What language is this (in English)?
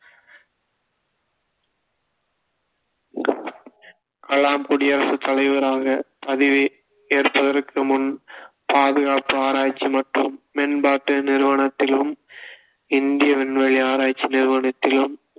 Tamil